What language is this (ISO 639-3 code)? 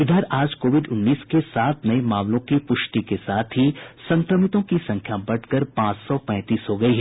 hin